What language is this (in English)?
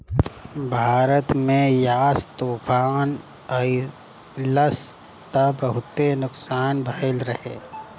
Bhojpuri